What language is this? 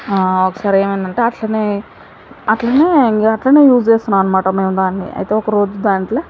Telugu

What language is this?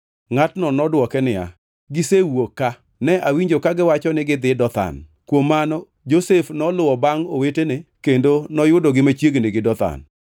Luo (Kenya and Tanzania)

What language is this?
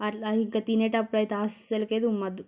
Telugu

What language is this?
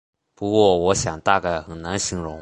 Chinese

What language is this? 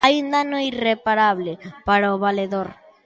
Galician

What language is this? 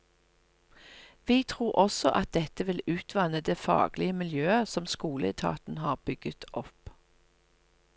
Norwegian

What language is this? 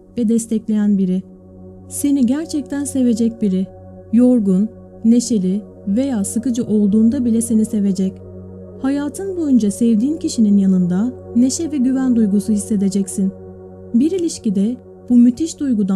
Turkish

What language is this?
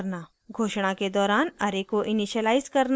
Hindi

